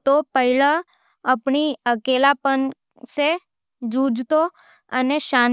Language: Nimadi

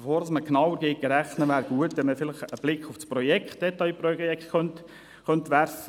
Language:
Swiss German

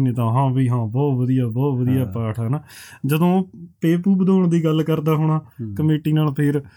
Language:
Punjabi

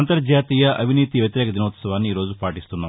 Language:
Telugu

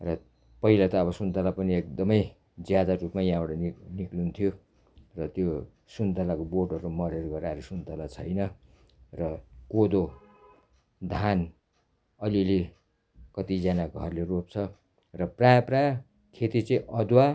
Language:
Nepali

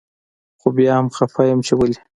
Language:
Pashto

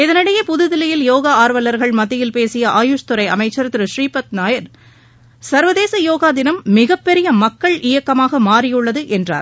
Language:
Tamil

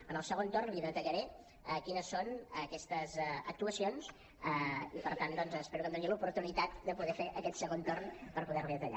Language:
Catalan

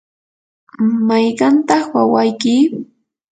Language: Yanahuanca Pasco Quechua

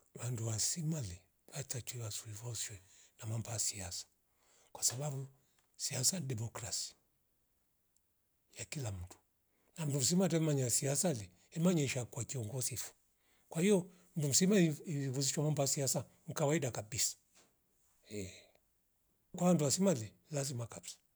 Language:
Rombo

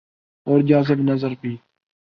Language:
Urdu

